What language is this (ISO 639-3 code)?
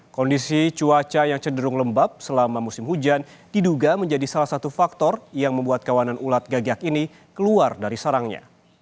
ind